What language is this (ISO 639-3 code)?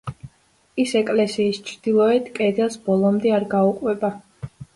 kat